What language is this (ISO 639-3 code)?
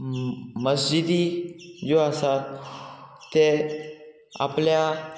kok